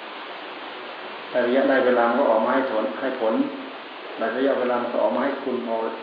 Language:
Thai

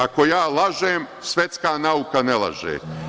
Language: Serbian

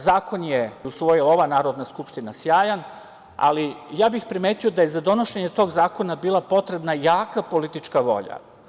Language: Serbian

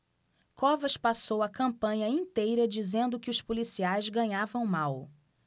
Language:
Portuguese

